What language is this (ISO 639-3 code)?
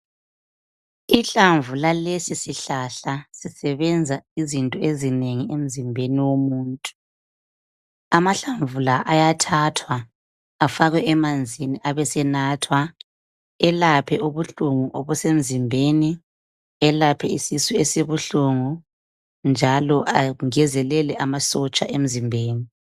nde